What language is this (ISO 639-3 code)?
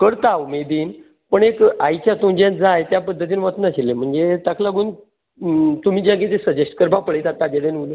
kok